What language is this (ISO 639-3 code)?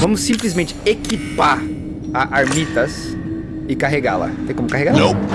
por